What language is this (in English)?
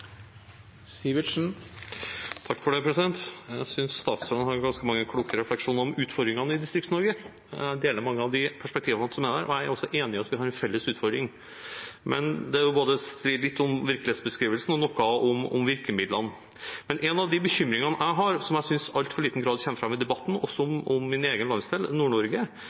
Norwegian